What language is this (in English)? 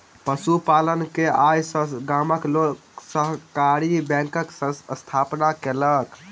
Maithili